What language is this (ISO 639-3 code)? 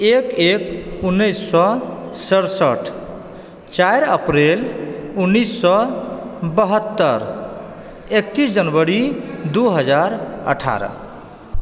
mai